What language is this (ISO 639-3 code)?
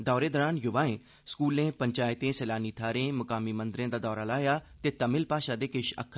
doi